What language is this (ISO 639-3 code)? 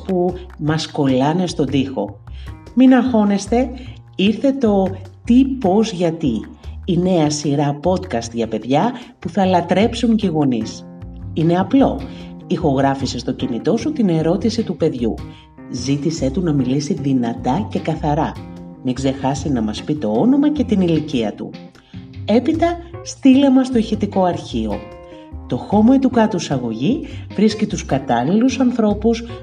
ell